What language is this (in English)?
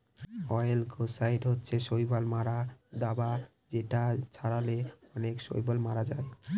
Bangla